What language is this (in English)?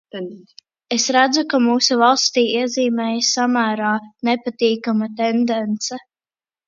Latvian